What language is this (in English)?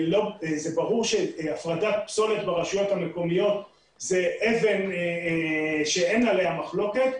Hebrew